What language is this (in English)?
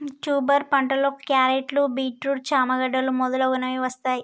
Telugu